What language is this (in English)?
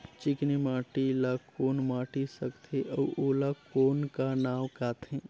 Chhattisgarhi